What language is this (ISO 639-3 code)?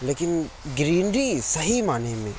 urd